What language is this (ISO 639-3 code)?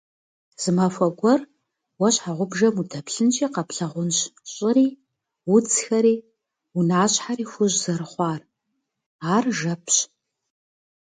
kbd